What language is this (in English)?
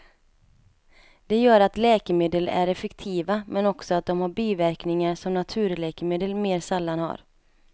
Swedish